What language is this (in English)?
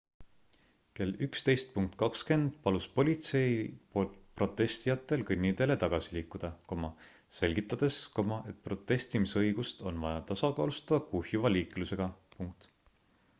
Estonian